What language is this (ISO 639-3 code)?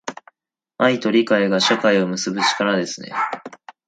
jpn